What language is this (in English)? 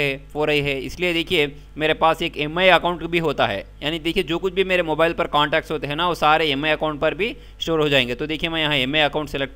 Hindi